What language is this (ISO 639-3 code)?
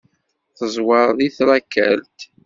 kab